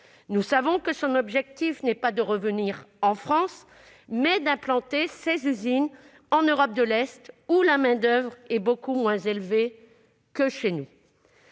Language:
French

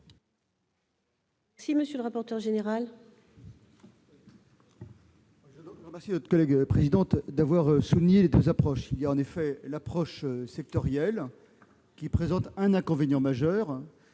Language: French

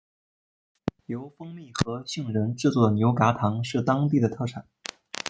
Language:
Chinese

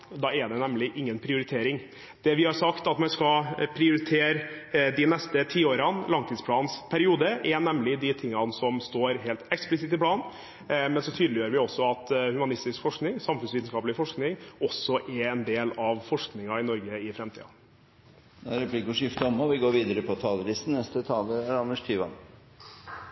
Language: Norwegian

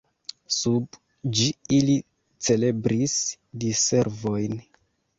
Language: Esperanto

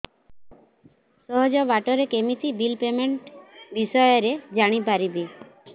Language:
Odia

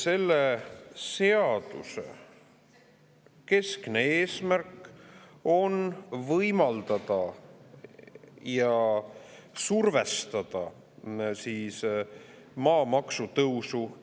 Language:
Estonian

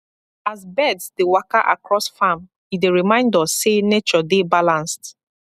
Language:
Nigerian Pidgin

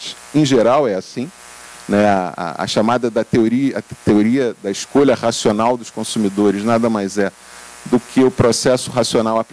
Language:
Portuguese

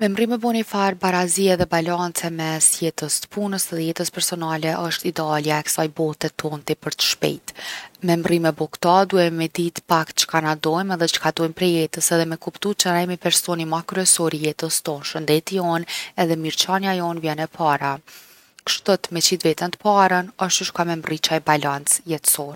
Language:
Gheg Albanian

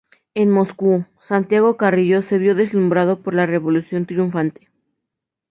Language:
Spanish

